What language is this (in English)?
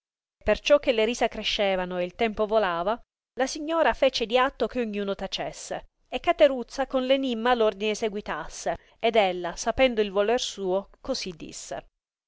Italian